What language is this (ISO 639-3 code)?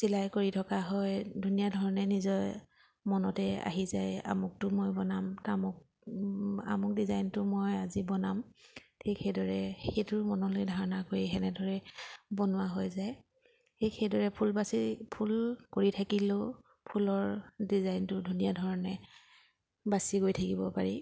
asm